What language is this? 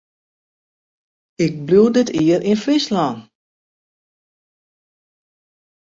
Western Frisian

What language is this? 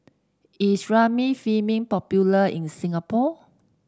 English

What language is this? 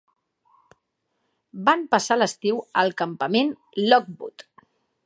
Catalan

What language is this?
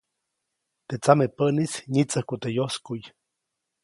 Copainalá Zoque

